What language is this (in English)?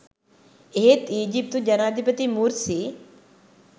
Sinhala